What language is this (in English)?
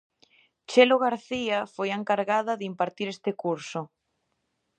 Galician